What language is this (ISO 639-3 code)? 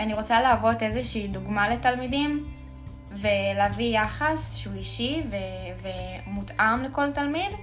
heb